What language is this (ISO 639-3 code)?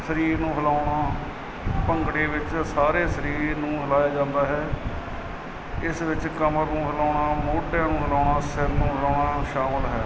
pan